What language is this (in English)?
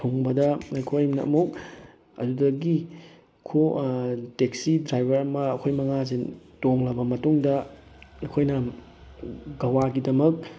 Manipuri